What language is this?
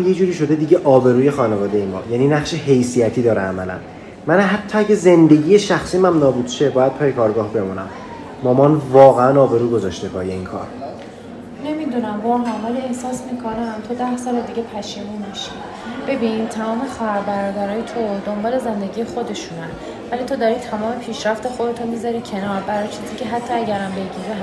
Persian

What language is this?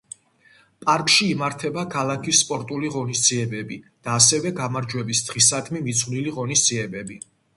Georgian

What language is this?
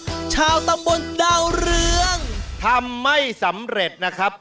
Thai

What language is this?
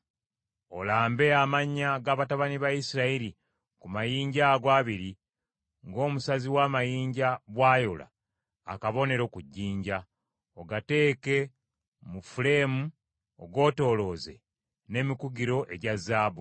Ganda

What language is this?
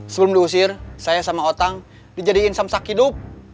Indonesian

